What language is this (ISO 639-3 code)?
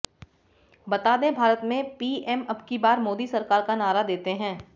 hin